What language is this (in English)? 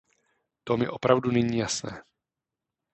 Czech